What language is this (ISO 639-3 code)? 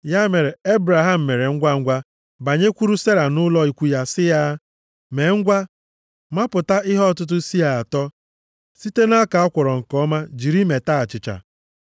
ibo